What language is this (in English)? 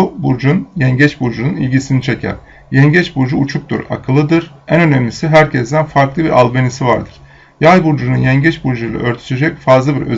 Turkish